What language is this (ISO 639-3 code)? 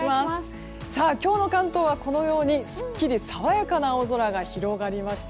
jpn